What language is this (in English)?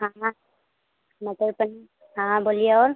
Hindi